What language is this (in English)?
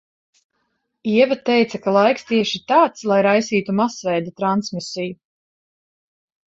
Latvian